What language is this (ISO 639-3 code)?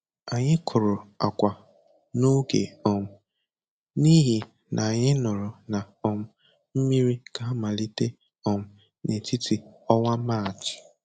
ibo